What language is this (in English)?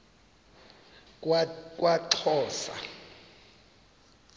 Xhosa